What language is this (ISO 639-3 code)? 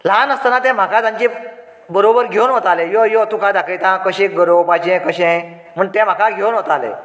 kok